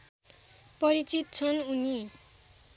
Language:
Nepali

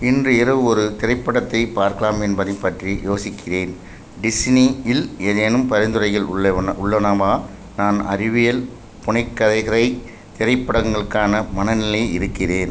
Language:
Tamil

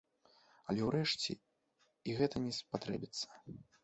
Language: Belarusian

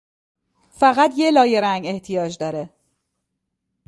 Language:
Persian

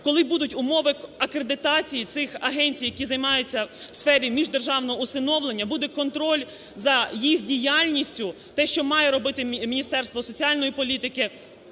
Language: Ukrainian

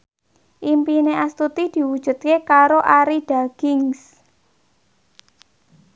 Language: Javanese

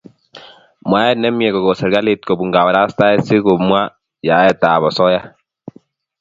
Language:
Kalenjin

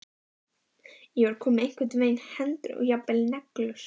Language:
Icelandic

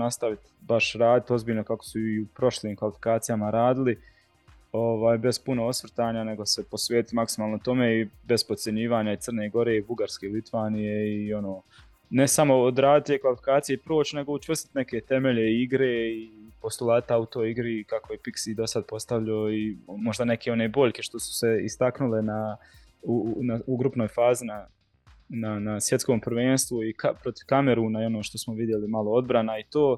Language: Croatian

